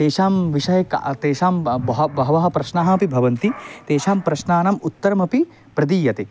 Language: Sanskrit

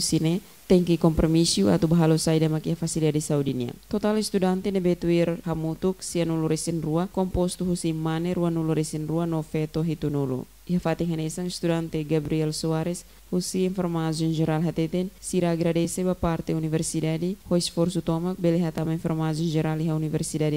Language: Dutch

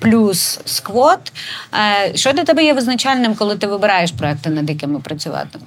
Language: Ukrainian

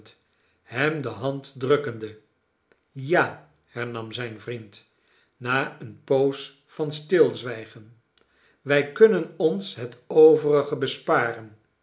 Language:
Dutch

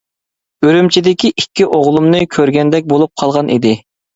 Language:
Uyghur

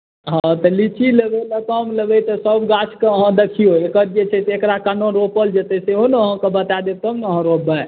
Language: Maithili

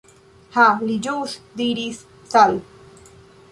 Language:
Esperanto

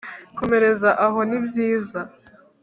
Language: Kinyarwanda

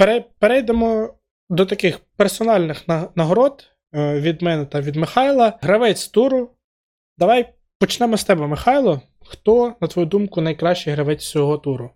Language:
Ukrainian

